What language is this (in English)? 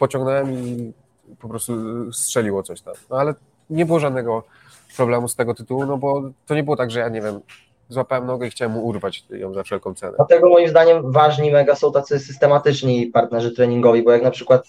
Polish